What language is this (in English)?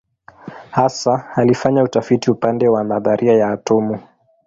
Swahili